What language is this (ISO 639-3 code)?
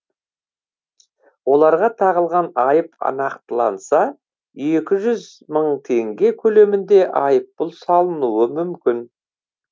kaz